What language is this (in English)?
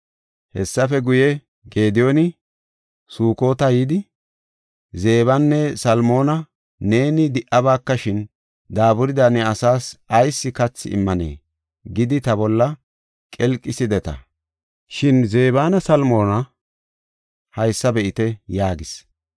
Gofa